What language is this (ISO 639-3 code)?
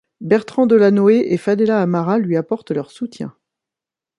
fra